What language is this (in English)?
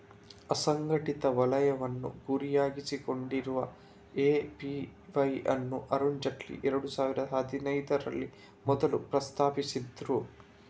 Kannada